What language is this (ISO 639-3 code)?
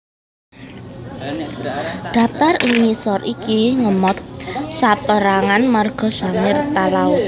jav